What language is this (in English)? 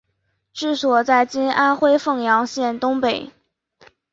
Chinese